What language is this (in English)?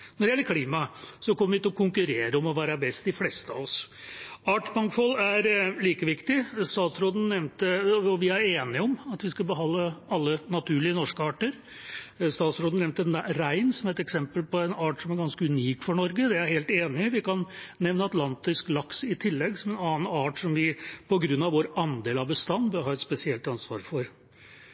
Norwegian Bokmål